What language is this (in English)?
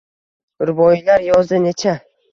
Uzbek